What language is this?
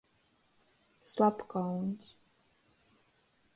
Latgalian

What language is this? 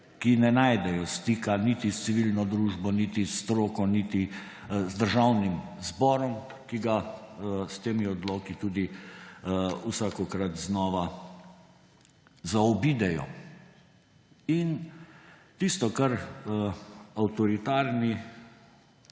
Slovenian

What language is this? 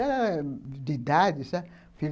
Portuguese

